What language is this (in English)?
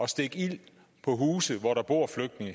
Danish